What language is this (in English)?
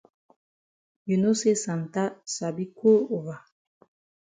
Cameroon Pidgin